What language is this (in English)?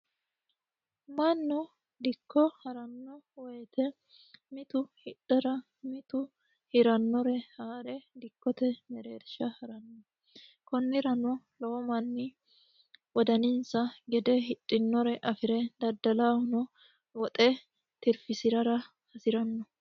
Sidamo